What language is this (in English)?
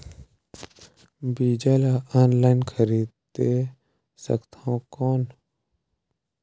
Chhattisgarhi